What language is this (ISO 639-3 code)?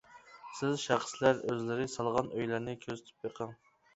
uig